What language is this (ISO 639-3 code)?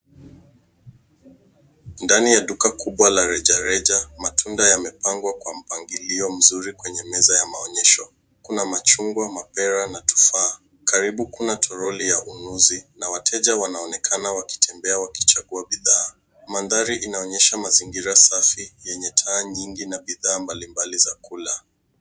swa